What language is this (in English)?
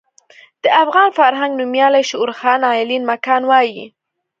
Pashto